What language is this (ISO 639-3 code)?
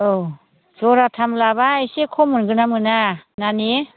brx